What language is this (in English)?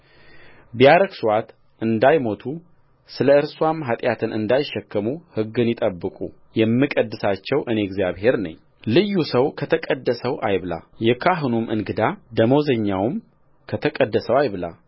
Amharic